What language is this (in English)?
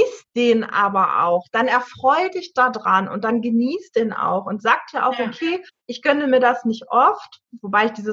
German